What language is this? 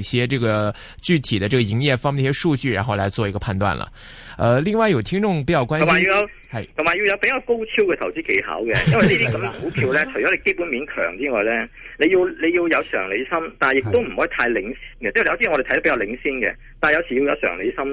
Chinese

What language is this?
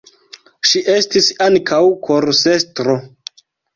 Esperanto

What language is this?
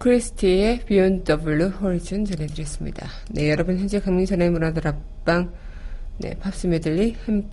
Korean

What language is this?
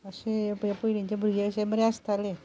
Konkani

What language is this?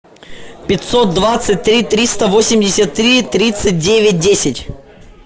Russian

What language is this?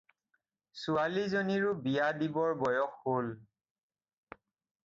Assamese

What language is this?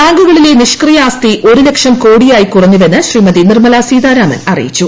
Malayalam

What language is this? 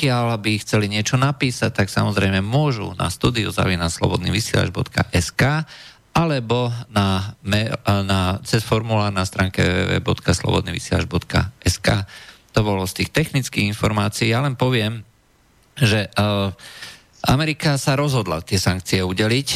Slovak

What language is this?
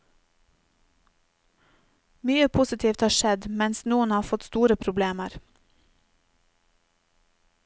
Norwegian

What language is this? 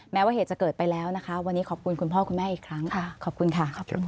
Thai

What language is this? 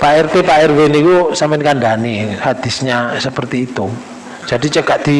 Indonesian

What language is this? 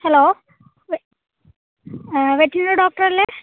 Malayalam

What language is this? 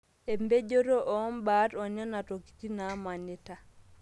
Masai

